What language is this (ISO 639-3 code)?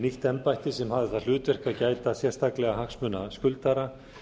isl